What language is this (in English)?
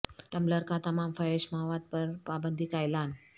Urdu